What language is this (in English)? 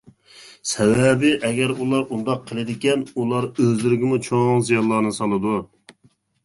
Uyghur